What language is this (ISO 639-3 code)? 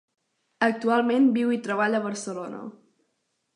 cat